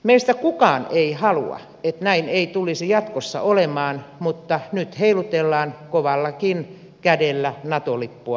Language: Finnish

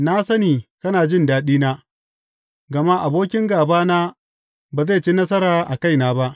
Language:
Hausa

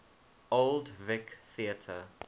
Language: English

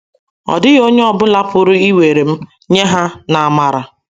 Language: Igbo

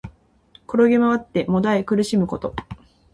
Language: Japanese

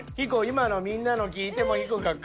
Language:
Japanese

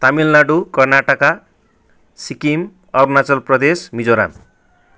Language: Nepali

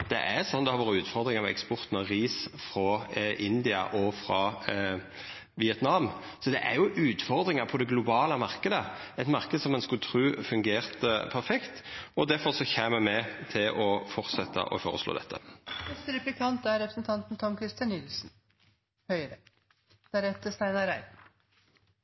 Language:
Norwegian Nynorsk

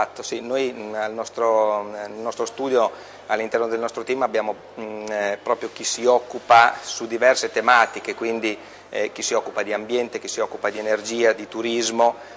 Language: Italian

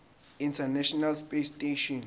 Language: Zulu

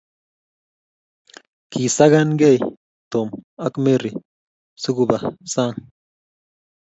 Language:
Kalenjin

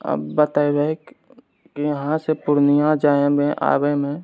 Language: Maithili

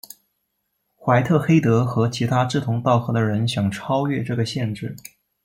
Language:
Chinese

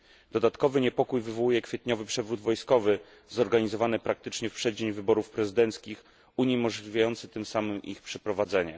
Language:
Polish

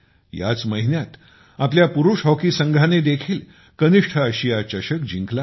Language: Marathi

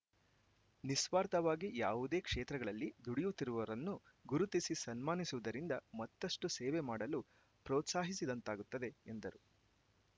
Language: Kannada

